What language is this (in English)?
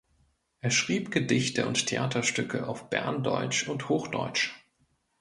German